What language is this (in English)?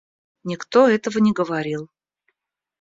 Russian